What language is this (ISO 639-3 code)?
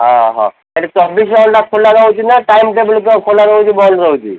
ori